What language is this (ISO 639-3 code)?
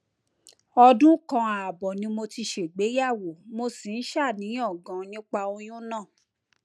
yor